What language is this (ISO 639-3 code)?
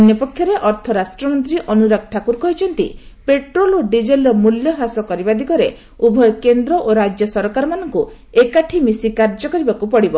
ori